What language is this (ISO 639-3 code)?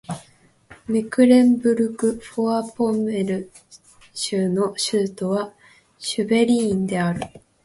jpn